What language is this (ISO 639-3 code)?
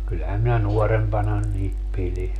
fin